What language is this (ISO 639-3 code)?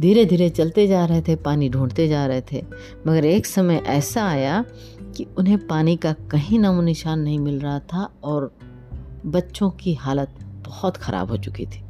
hin